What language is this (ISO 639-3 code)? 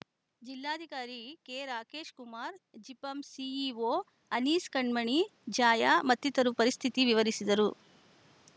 kan